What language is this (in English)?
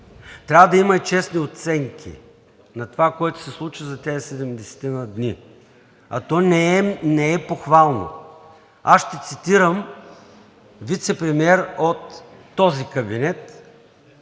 Bulgarian